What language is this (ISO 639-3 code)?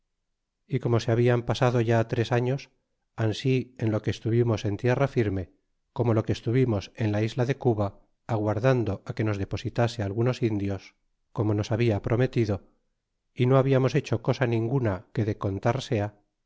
spa